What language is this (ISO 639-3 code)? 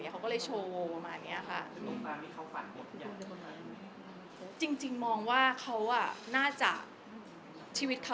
tha